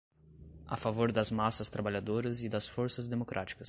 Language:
Portuguese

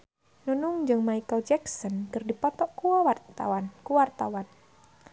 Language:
Sundanese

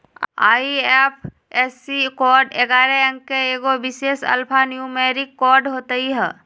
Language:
Magahi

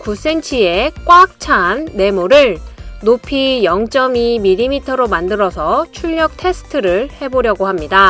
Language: Korean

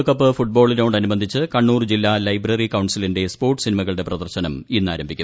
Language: Malayalam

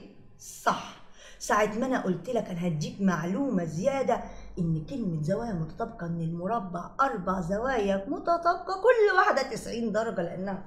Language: Arabic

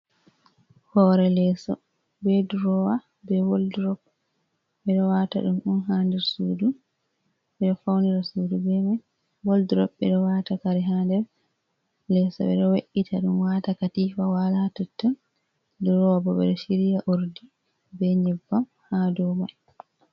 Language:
Fula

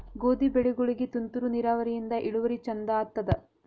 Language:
Kannada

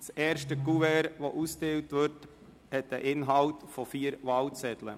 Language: Swiss German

